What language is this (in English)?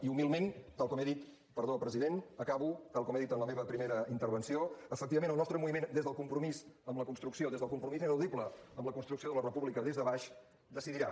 Catalan